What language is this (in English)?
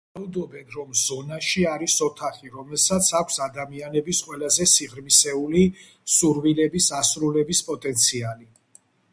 Georgian